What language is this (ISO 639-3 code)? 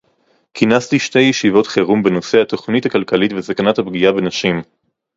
heb